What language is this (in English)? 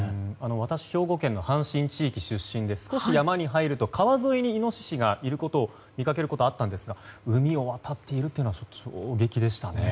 Japanese